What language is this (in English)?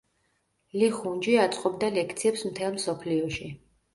Georgian